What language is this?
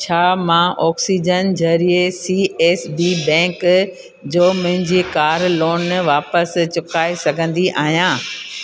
Sindhi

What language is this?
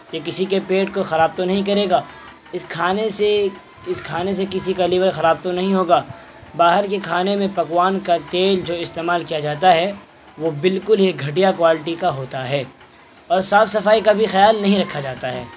Urdu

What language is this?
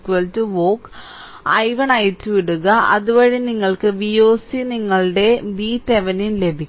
Malayalam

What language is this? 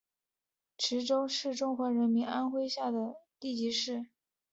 Chinese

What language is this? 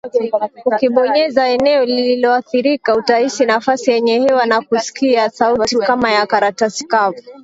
Swahili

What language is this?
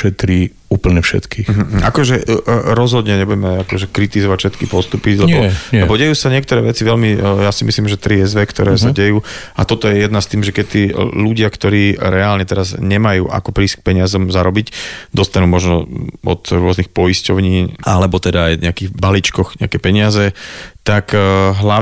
Slovak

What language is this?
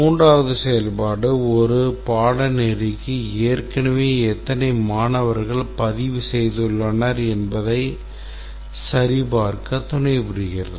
Tamil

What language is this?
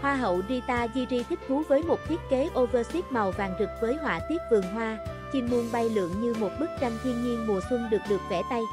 Vietnamese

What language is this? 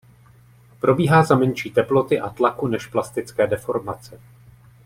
Czech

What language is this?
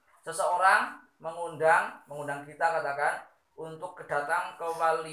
Indonesian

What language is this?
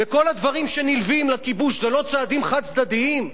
Hebrew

